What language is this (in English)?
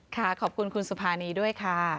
Thai